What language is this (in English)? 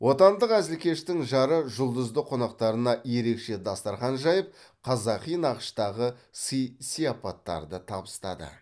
Kazakh